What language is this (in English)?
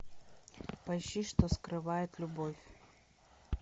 Russian